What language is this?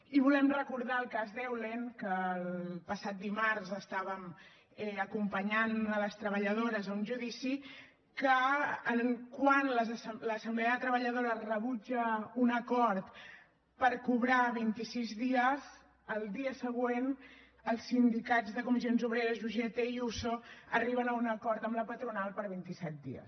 Catalan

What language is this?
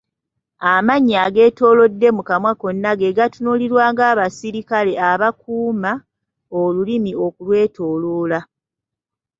Ganda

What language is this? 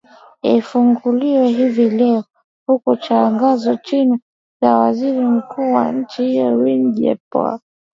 Swahili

